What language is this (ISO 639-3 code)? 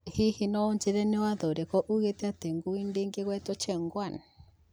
kik